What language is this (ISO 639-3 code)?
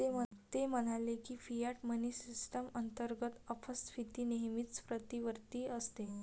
mar